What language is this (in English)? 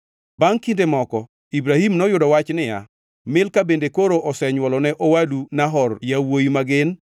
Luo (Kenya and Tanzania)